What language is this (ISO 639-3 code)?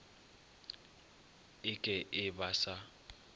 nso